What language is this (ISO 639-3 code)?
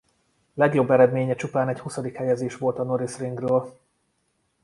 hun